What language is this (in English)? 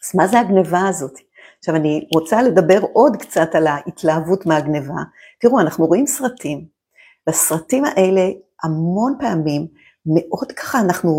Hebrew